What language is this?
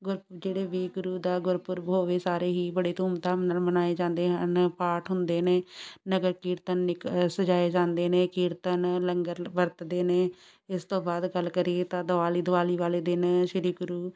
Punjabi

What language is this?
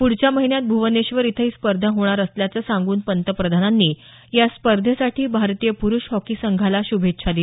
Marathi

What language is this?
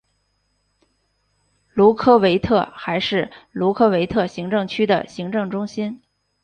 Chinese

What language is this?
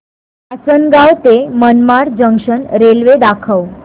Marathi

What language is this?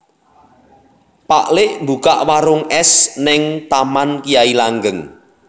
Javanese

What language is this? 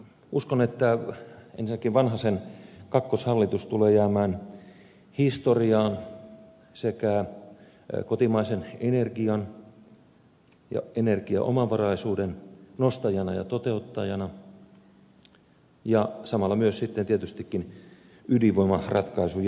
Finnish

